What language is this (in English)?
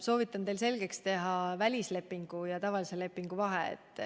Estonian